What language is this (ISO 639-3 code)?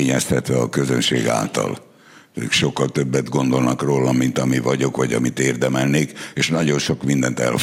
hun